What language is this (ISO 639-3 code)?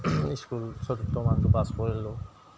asm